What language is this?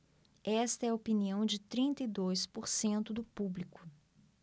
Portuguese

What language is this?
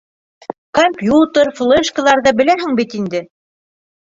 Bashkir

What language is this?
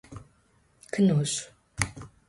Portuguese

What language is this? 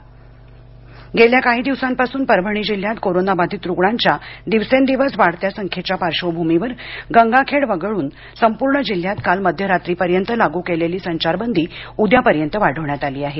Marathi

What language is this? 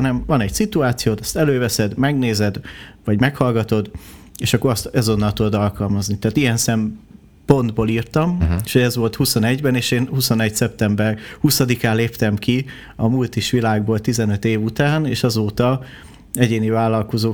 Hungarian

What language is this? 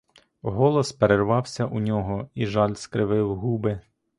Ukrainian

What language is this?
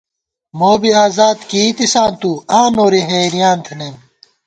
Gawar-Bati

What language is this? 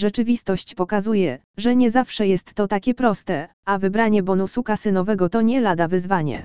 Polish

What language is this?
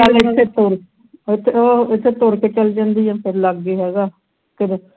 Punjabi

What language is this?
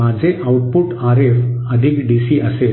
Marathi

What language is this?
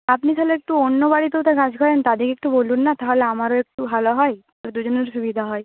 Bangla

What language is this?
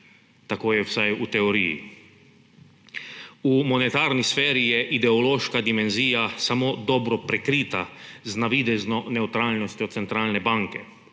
Slovenian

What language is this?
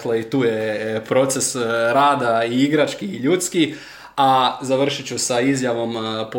Croatian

